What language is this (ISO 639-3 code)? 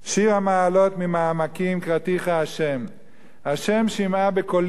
heb